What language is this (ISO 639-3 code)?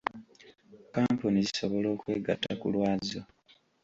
lug